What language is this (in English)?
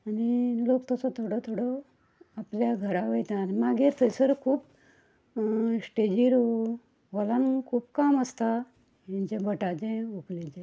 Konkani